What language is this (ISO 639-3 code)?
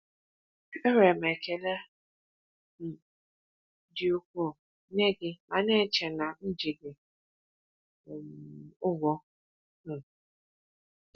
ibo